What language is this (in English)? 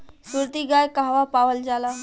Bhojpuri